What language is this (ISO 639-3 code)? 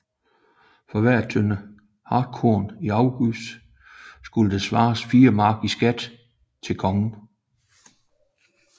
dan